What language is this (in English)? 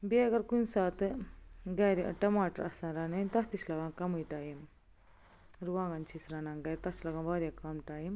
Kashmiri